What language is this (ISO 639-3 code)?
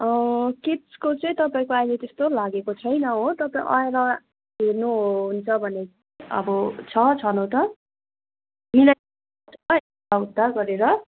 nep